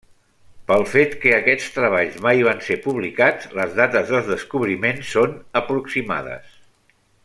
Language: Catalan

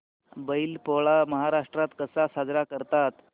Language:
Marathi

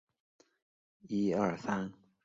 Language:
Chinese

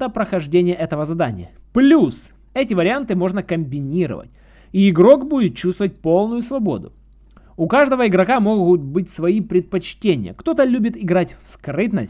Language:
Russian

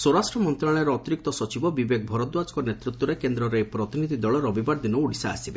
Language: Odia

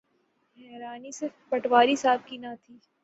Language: Urdu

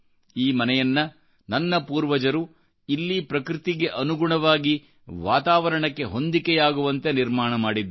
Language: Kannada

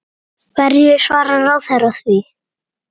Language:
Icelandic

